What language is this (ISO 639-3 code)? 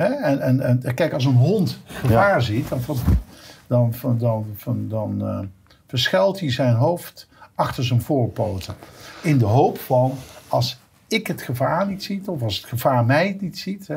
nld